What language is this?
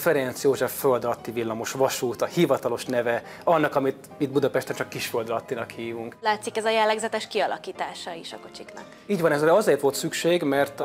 Hungarian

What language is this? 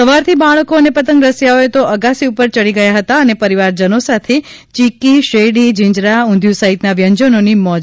Gujarati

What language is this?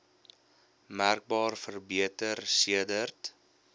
Afrikaans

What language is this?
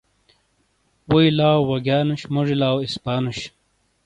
Shina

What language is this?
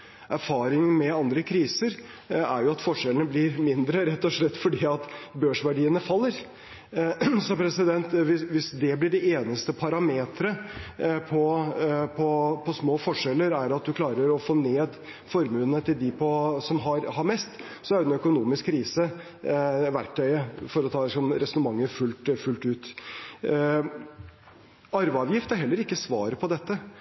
Norwegian Bokmål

